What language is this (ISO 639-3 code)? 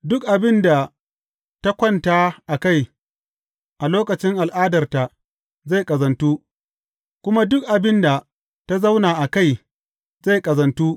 hau